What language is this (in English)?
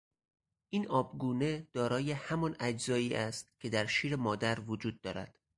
Persian